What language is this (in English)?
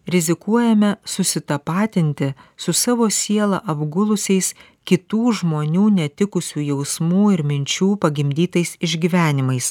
Lithuanian